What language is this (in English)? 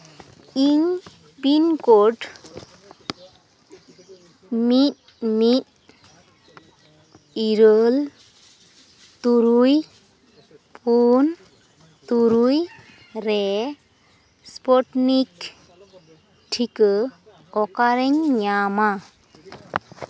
Santali